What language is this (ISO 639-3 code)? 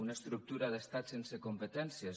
cat